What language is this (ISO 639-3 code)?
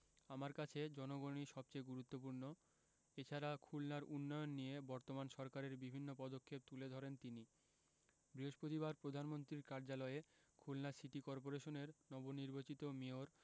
ben